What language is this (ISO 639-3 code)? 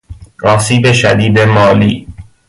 fas